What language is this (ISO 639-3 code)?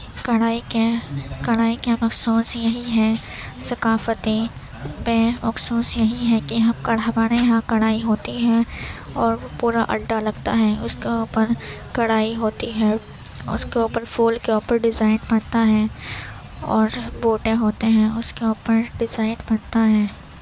urd